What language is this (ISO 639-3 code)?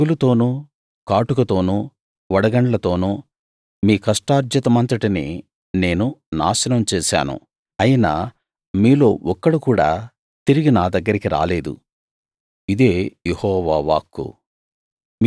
tel